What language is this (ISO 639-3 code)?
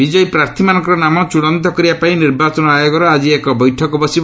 ori